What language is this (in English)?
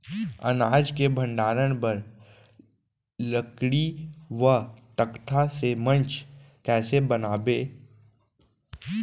Chhattisgarhi